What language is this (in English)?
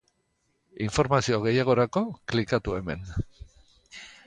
Basque